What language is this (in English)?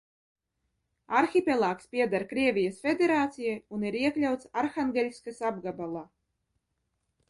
Latvian